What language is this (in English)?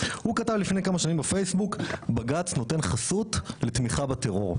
Hebrew